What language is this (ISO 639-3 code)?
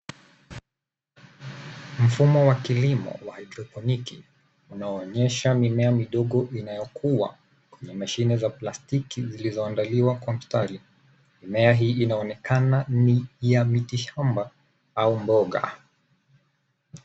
swa